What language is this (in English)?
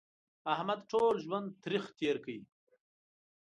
Pashto